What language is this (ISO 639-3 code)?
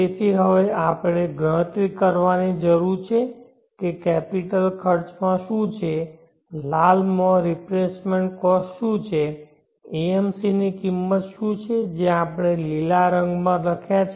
guj